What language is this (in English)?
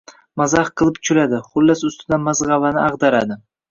Uzbek